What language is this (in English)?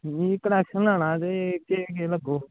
Dogri